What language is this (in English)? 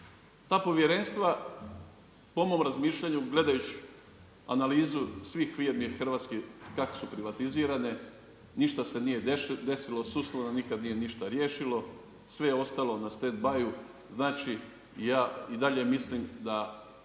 Croatian